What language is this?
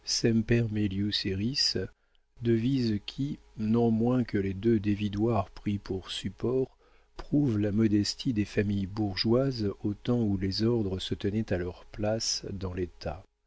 French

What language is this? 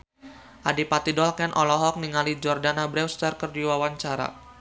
Sundanese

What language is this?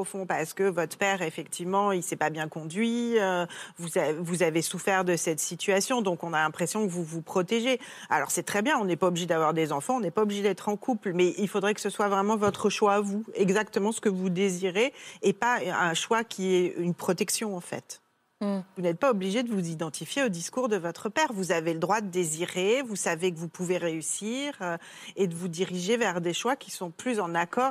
French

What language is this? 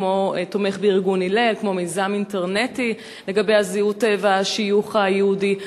Hebrew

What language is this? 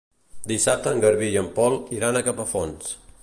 Catalan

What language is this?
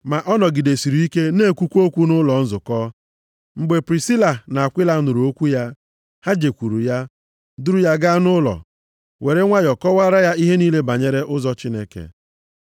Igbo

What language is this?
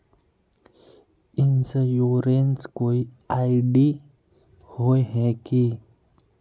Magahi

